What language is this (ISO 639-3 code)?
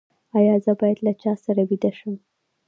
pus